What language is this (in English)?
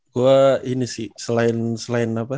Indonesian